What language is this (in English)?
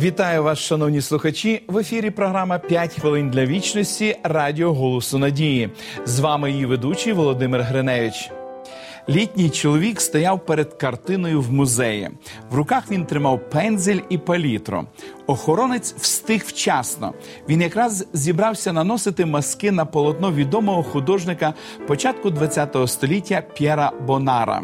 Ukrainian